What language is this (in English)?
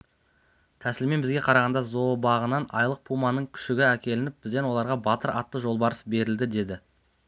Kazakh